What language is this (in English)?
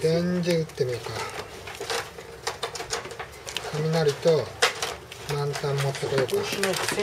Japanese